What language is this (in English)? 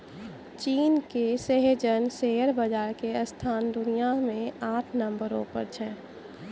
Maithili